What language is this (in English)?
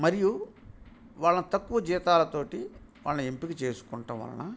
Telugu